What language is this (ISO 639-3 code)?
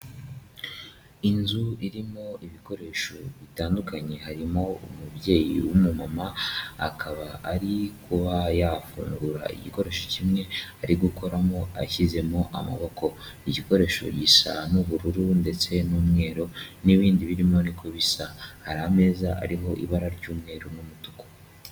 kin